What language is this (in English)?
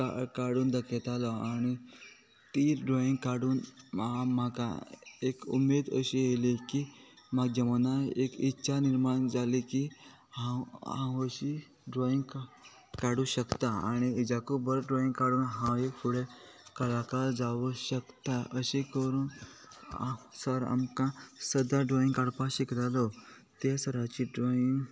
Konkani